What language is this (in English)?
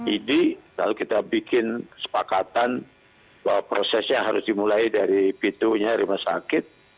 Indonesian